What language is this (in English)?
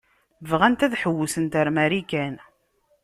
Kabyle